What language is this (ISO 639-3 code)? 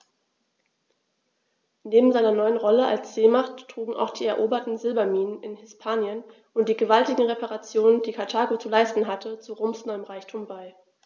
deu